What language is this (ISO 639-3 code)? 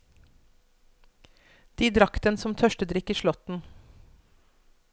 nor